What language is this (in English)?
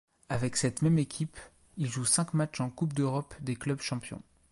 French